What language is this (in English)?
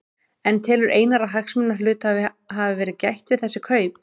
Icelandic